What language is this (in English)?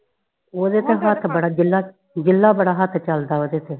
Punjabi